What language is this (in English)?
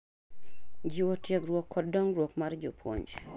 Luo (Kenya and Tanzania)